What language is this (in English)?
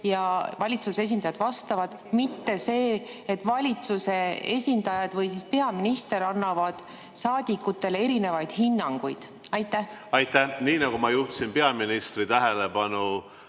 Estonian